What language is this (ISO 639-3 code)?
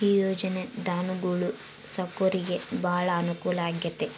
kan